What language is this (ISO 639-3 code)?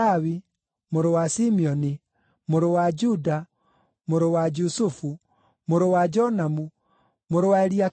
kik